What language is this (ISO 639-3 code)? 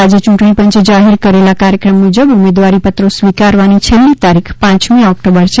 guj